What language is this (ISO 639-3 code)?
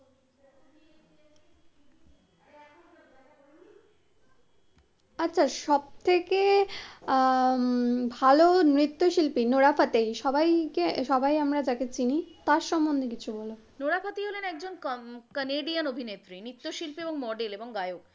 ben